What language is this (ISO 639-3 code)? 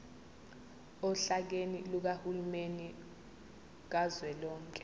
zul